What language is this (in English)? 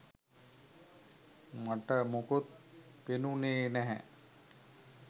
Sinhala